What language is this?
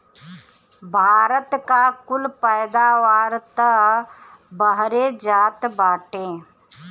Bhojpuri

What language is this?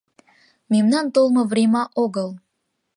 Mari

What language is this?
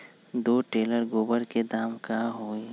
Magahi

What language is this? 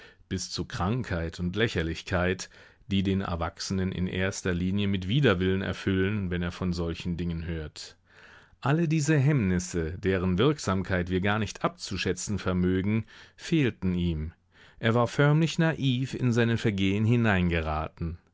German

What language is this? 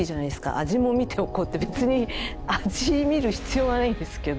Japanese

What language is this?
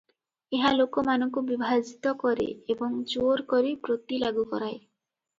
Odia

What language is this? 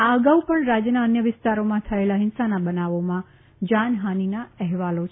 Gujarati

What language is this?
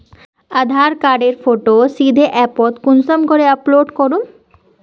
Magahi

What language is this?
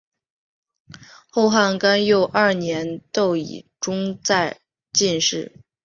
Chinese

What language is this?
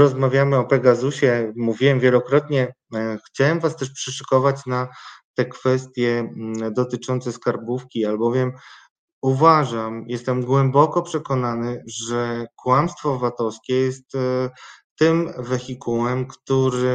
Polish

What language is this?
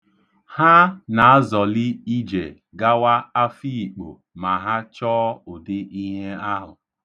Igbo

